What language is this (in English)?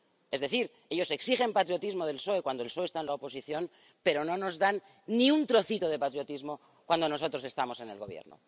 Spanish